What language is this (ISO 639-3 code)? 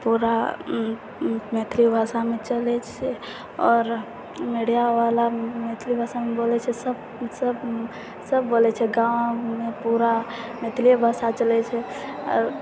mai